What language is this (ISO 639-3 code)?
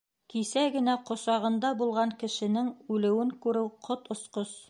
bak